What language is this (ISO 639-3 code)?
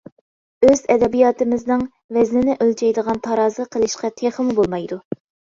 uig